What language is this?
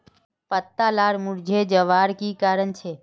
Magahi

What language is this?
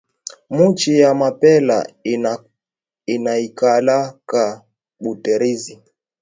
Swahili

